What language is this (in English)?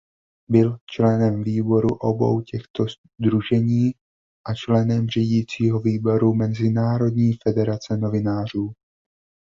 Czech